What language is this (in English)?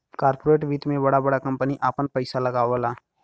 Bhojpuri